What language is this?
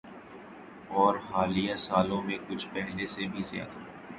Urdu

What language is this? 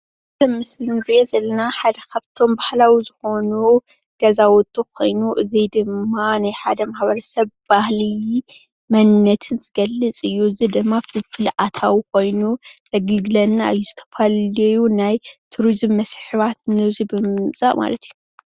Tigrinya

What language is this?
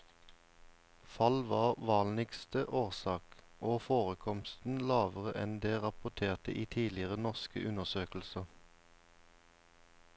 Norwegian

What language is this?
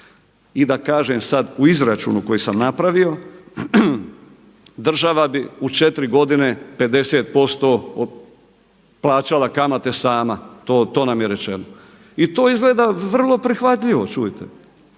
Croatian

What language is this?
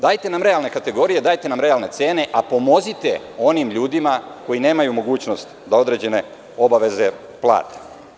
Serbian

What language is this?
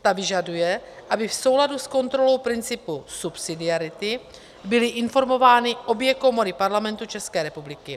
Czech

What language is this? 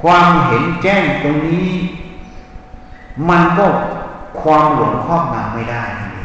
Thai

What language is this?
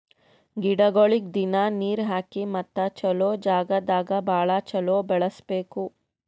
Kannada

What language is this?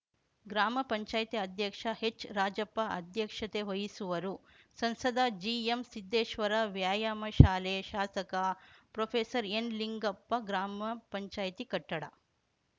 Kannada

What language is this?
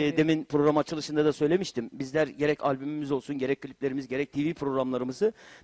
Turkish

